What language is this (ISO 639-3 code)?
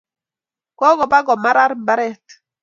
kln